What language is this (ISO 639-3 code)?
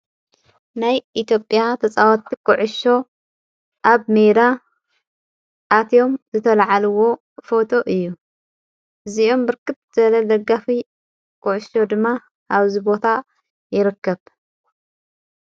tir